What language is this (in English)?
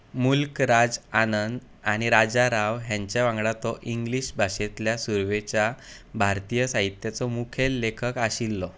Konkani